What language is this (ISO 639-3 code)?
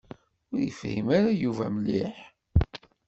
kab